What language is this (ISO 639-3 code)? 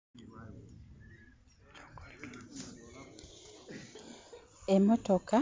xog